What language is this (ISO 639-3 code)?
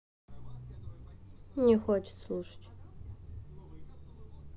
rus